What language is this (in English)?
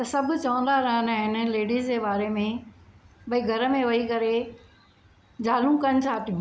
Sindhi